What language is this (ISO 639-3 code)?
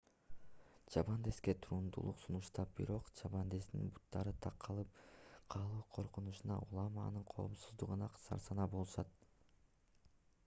kir